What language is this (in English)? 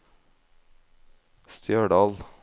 Norwegian